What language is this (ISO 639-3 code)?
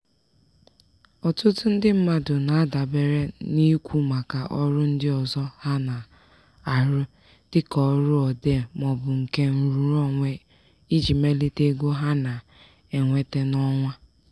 ibo